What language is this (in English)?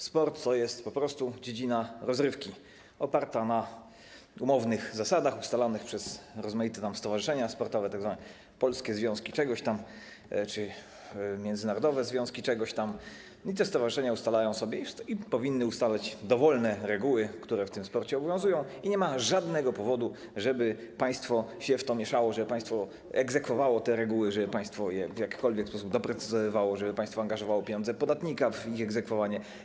Polish